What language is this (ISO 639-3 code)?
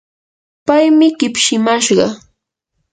qur